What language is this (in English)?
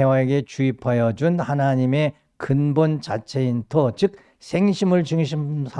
Korean